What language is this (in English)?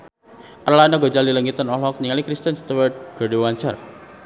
Sundanese